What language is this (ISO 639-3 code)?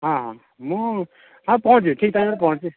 ori